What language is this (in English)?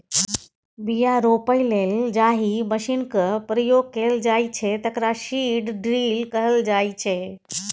Maithili